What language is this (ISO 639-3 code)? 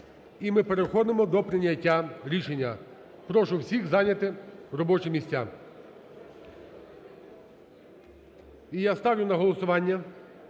ukr